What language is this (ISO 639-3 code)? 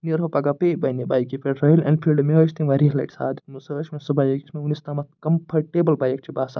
kas